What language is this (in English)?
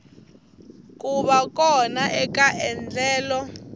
Tsonga